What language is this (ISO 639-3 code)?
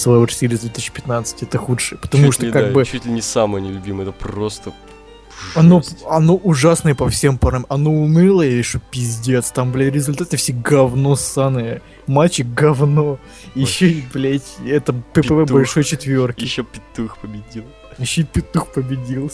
rus